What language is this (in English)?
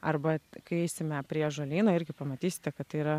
Lithuanian